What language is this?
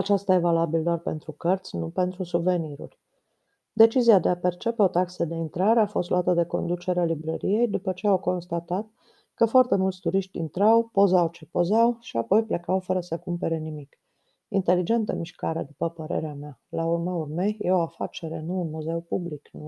Romanian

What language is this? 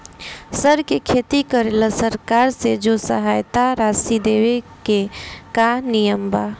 Bhojpuri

